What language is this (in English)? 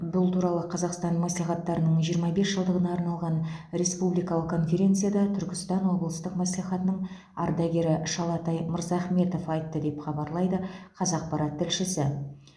Kazakh